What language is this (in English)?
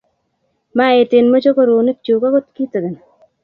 Kalenjin